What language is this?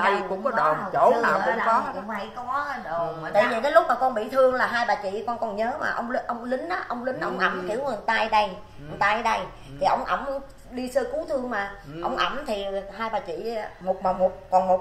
Vietnamese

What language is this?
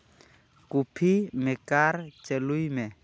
Santali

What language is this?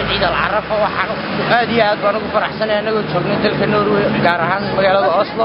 Arabic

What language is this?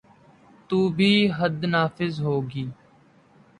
Urdu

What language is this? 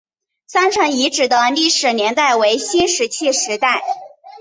Chinese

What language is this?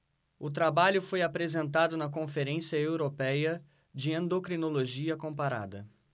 Portuguese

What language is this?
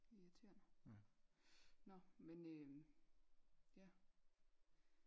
Danish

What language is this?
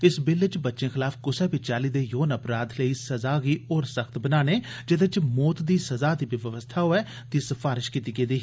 Dogri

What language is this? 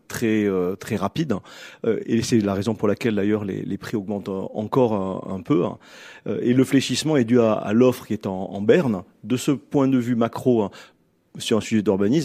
French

